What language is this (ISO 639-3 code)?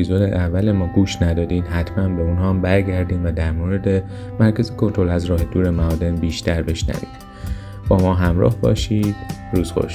fas